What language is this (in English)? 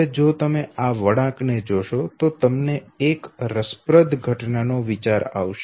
Gujarati